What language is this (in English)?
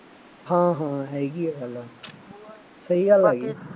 Punjabi